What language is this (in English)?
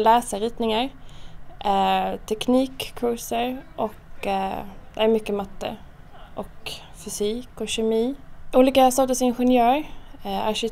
Swedish